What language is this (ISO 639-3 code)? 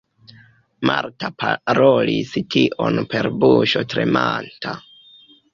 epo